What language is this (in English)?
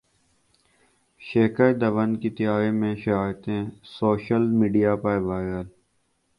Urdu